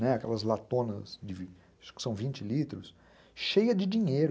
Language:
Portuguese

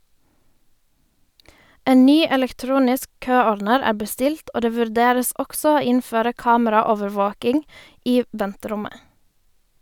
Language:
Norwegian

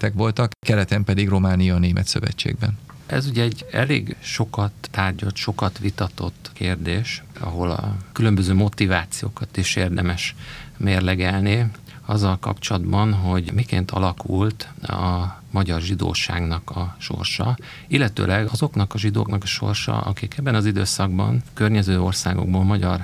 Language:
Hungarian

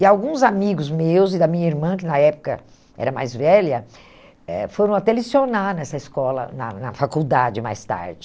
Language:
Portuguese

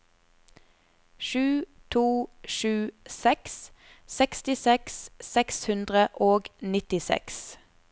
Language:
Norwegian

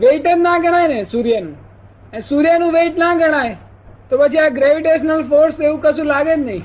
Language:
Gujarati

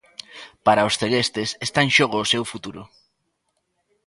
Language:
Galician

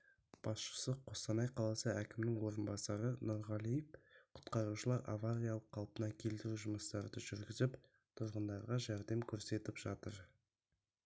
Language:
Kazakh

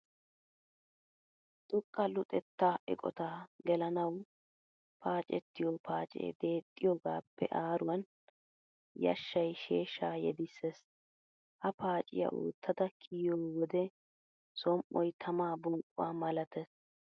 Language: Wolaytta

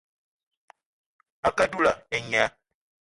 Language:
Eton (Cameroon)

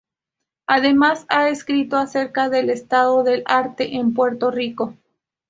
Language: Spanish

